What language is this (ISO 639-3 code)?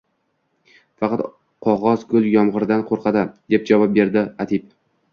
uzb